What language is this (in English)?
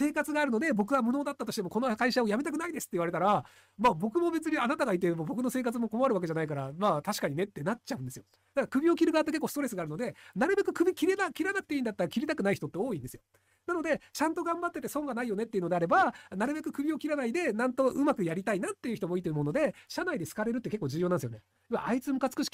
Japanese